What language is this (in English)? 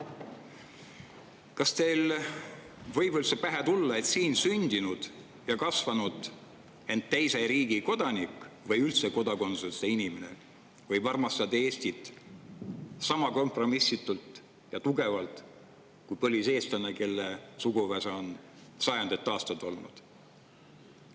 Estonian